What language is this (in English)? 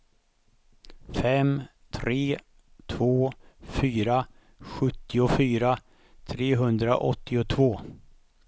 Swedish